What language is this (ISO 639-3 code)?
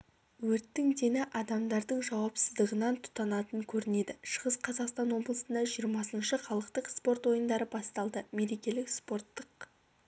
kaz